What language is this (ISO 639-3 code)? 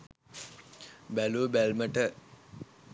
sin